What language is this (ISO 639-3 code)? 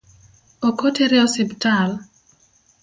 luo